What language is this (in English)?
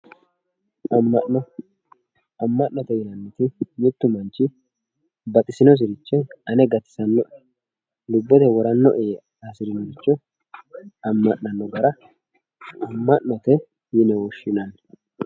Sidamo